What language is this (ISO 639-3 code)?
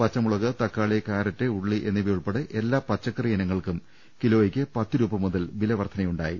mal